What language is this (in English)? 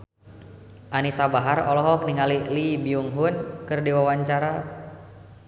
Sundanese